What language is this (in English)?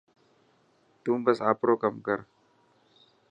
Dhatki